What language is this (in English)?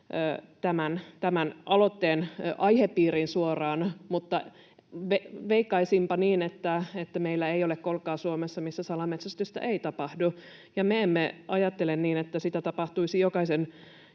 Finnish